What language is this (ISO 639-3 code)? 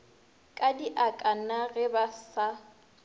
nso